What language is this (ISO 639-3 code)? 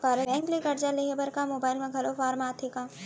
hne